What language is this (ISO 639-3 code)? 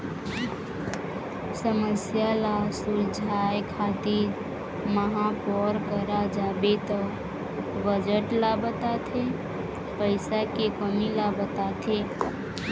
hne